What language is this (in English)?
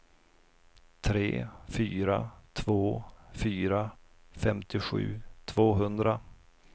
Swedish